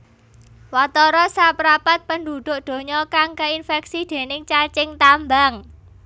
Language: Javanese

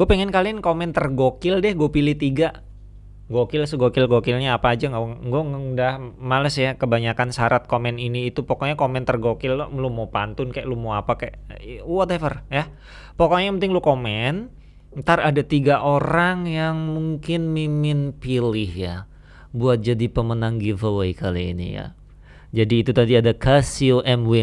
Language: Indonesian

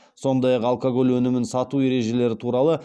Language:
Kazakh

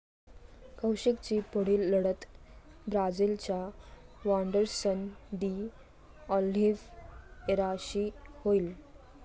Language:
Marathi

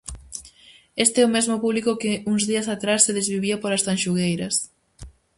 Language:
Galician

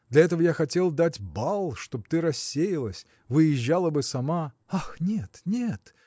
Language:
Russian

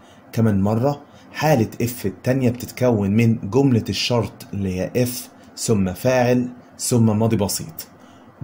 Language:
Arabic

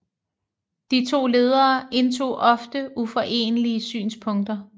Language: Danish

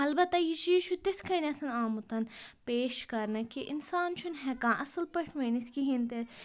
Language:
Kashmiri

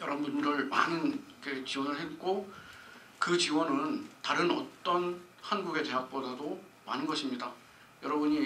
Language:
Korean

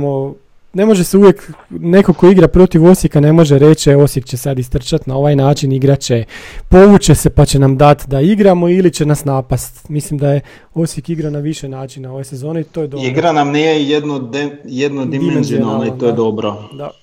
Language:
Croatian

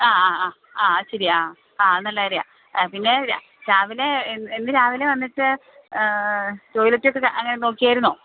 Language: Malayalam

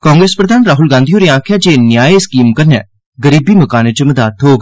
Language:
Dogri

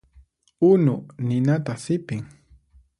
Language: Puno Quechua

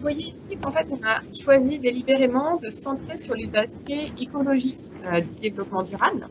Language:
French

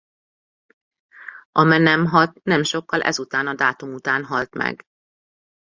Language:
Hungarian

